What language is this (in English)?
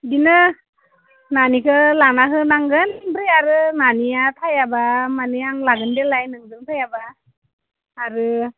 Bodo